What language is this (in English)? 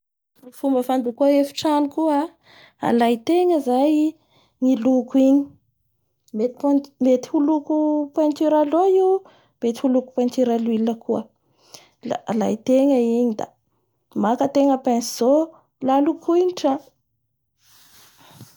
Bara Malagasy